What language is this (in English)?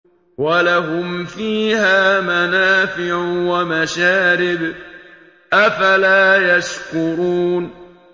Arabic